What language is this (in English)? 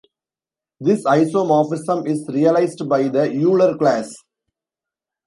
English